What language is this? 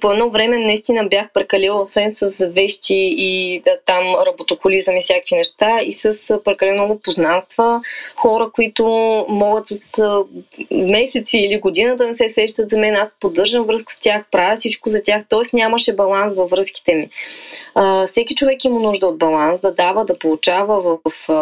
Bulgarian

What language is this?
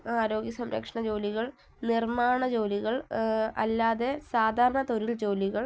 Malayalam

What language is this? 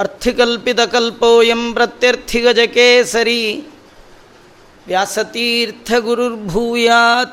Kannada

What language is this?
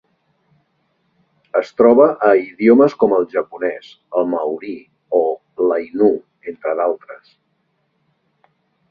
Catalan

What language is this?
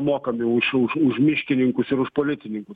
Lithuanian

